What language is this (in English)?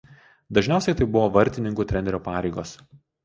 Lithuanian